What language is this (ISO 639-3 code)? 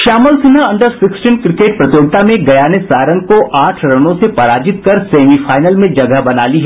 hin